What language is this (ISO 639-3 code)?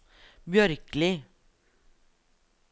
nor